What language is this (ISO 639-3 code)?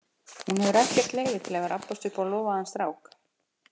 isl